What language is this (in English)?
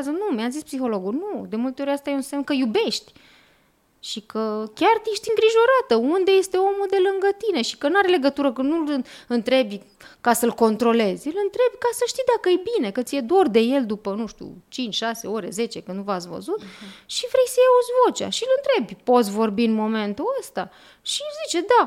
Romanian